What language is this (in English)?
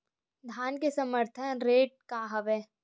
Chhattisgarhi